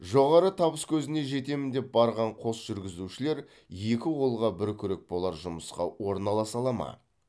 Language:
Kazakh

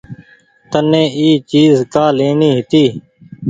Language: Goaria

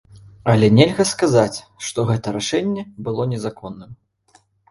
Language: Belarusian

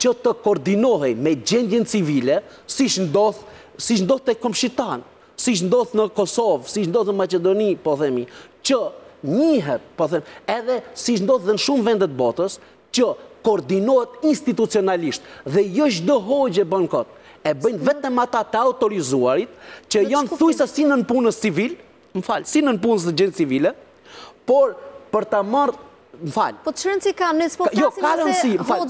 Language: Romanian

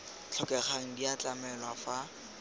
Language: Tswana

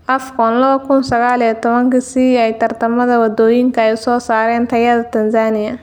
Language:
Somali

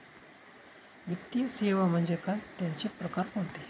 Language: Marathi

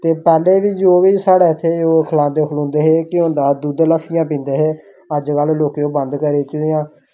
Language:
Dogri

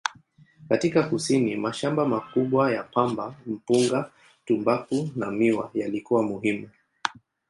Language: Swahili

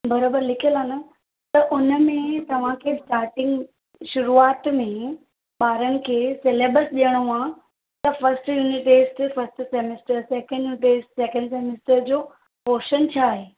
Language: Sindhi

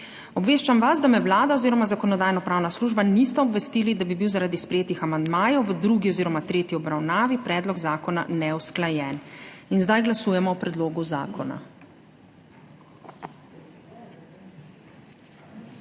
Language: Slovenian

